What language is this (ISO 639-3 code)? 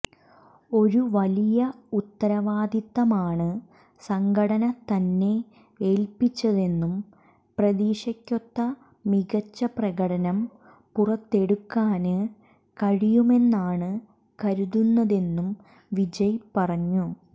mal